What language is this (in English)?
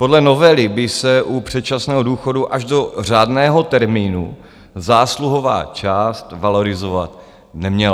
Czech